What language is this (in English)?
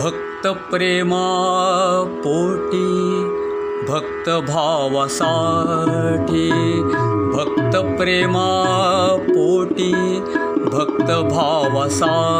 Marathi